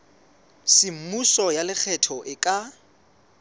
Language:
Southern Sotho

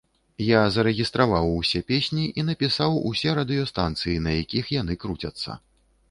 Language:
Belarusian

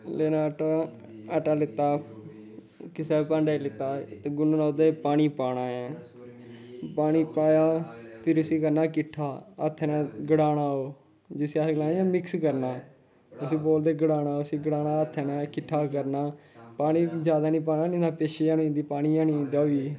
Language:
Dogri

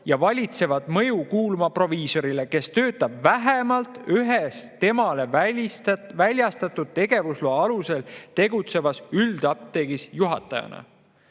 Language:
Estonian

